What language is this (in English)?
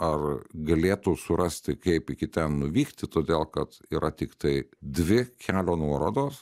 Lithuanian